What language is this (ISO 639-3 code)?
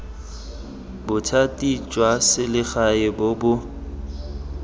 tsn